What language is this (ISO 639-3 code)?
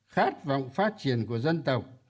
vie